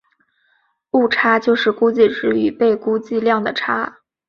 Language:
Chinese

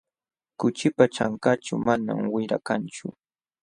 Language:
Jauja Wanca Quechua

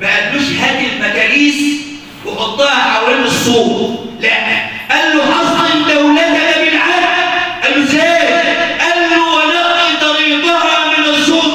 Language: Arabic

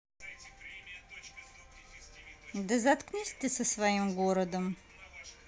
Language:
Russian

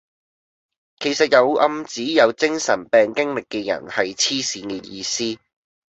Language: Cantonese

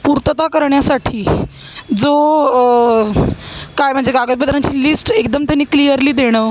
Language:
Marathi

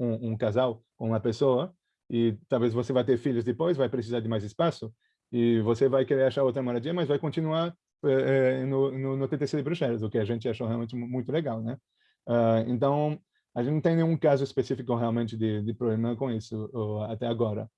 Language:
Portuguese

